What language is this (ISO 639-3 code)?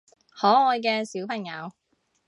yue